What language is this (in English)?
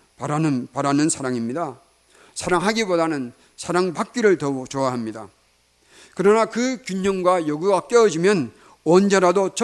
Korean